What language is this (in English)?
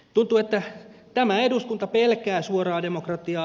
Finnish